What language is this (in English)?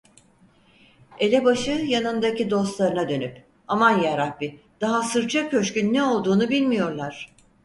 Turkish